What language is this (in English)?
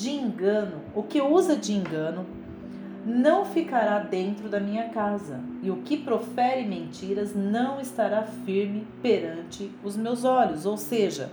Portuguese